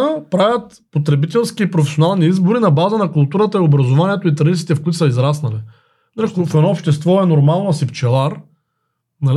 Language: Bulgarian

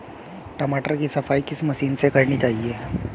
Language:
Hindi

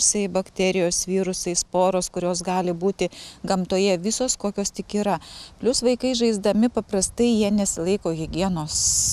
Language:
Lithuanian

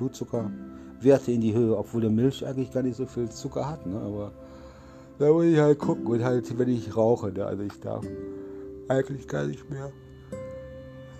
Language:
German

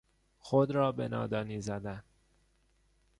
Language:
Persian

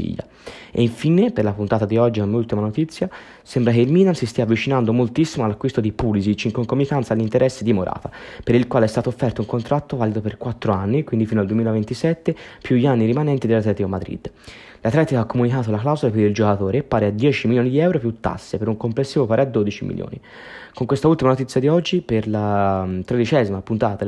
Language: Italian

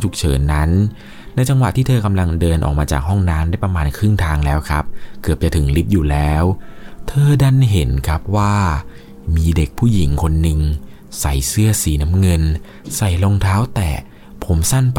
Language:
Thai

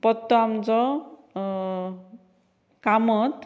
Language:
Konkani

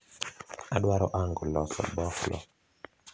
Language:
Luo (Kenya and Tanzania)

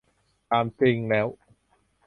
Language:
Thai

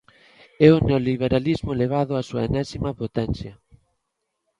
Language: Galician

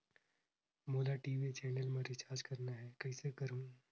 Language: Chhattisgarhi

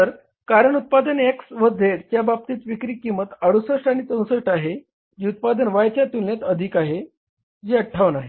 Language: Marathi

